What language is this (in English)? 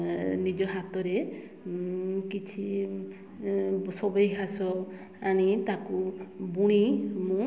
Odia